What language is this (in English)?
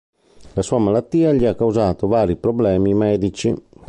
Italian